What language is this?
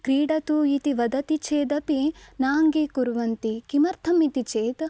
Sanskrit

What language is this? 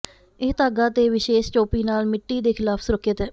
Punjabi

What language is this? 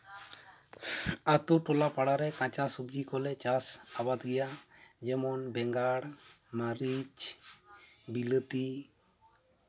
Santali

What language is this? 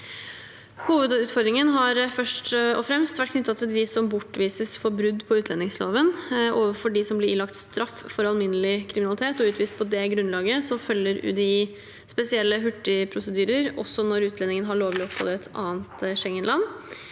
Norwegian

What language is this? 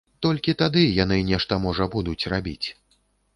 Belarusian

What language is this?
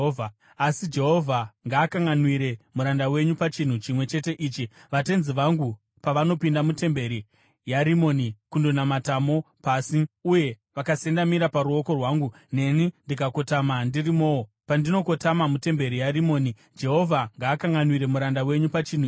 Shona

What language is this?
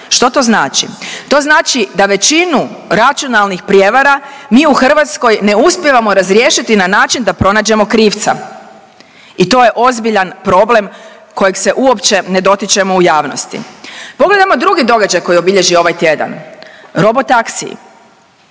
Croatian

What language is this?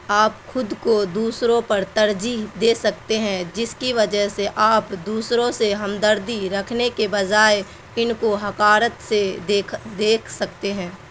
Urdu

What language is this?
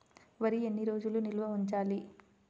Telugu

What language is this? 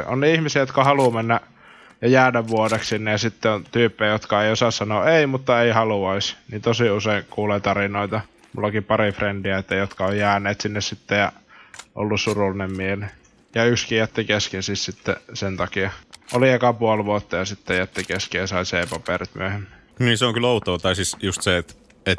Finnish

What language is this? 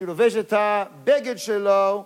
Hebrew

